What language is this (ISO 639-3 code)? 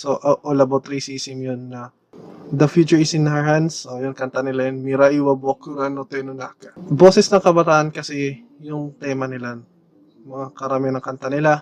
fil